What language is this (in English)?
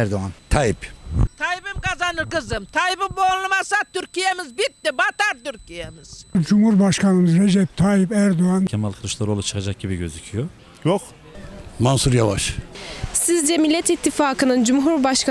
Turkish